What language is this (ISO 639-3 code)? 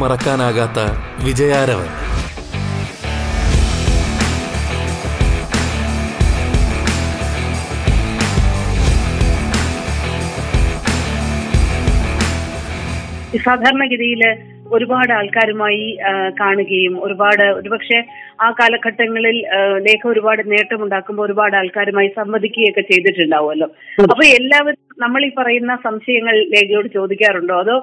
mal